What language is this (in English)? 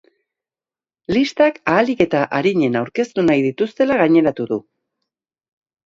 Basque